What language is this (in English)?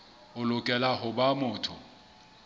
Southern Sotho